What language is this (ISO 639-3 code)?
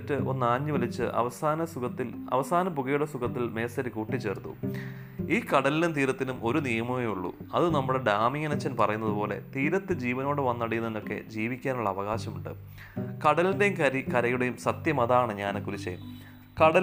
mal